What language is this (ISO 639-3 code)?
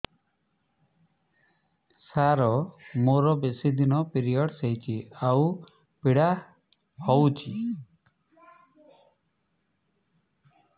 ori